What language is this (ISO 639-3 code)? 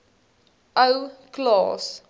afr